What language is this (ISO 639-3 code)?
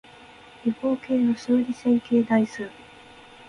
jpn